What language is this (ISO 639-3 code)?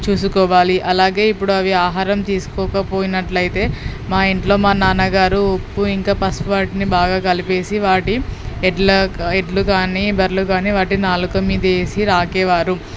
tel